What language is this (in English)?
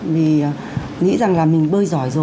Vietnamese